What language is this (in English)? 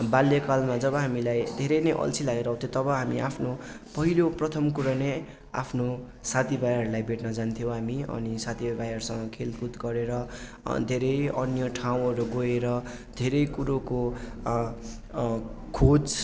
Nepali